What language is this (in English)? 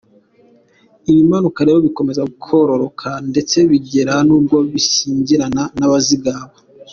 Kinyarwanda